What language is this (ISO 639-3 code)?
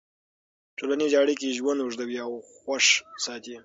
pus